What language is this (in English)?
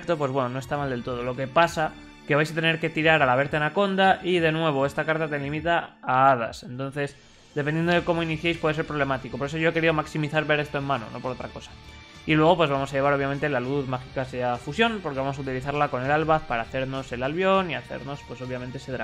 Spanish